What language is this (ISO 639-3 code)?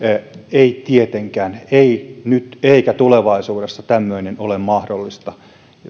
fin